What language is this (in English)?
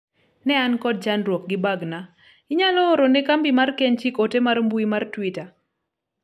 Luo (Kenya and Tanzania)